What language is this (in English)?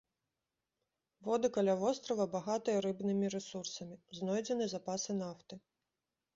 Belarusian